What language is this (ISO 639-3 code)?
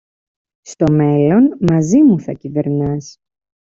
ell